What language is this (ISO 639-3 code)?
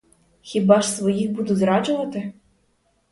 ukr